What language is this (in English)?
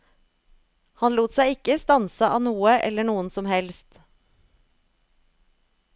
Norwegian